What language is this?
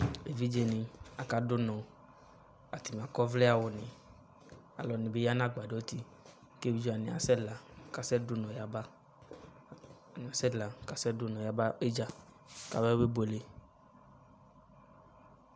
Ikposo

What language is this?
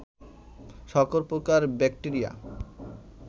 Bangla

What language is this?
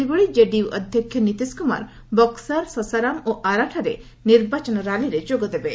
Odia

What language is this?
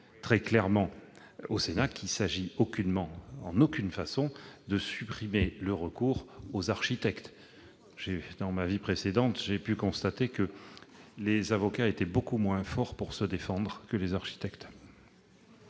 French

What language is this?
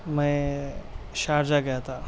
Urdu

